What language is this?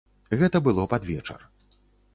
Belarusian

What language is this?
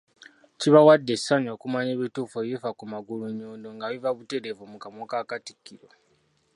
Ganda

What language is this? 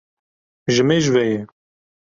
Kurdish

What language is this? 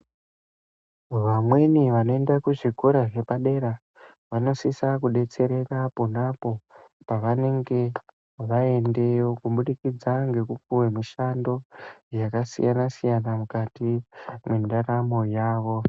Ndau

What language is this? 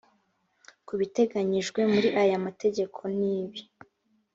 Kinyarwanda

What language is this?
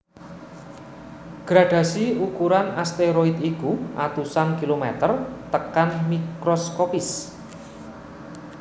Javanese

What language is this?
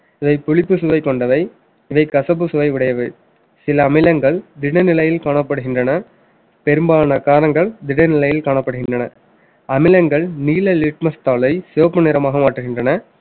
Tamil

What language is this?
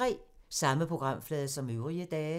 Danish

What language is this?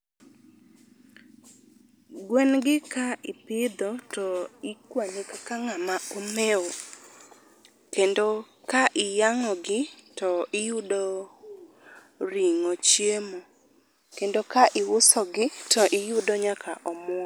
Luo (Kenya and Tanzania)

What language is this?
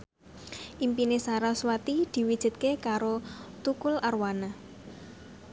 Javanese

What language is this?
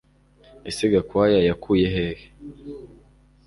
Kinyarwanda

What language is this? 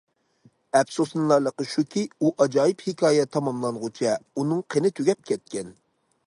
Uyghur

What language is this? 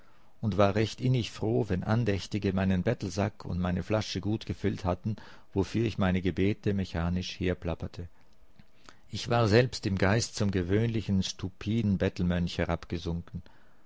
German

